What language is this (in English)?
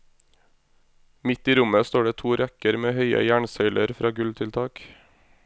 Norwegian